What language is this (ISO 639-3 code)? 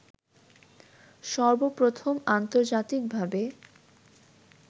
ben